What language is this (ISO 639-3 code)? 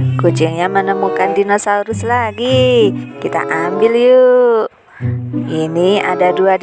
ind